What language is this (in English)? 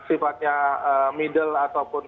Indonesian